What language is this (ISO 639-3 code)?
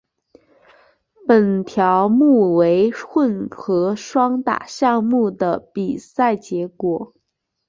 zho